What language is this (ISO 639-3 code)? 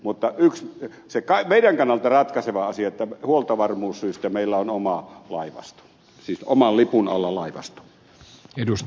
fin